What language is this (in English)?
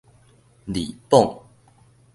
Min Nan Chinese